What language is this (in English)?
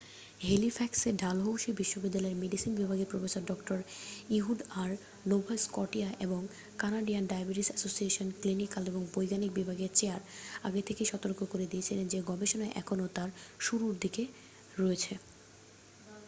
Bangla